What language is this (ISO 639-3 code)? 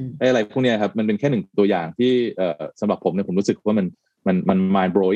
tha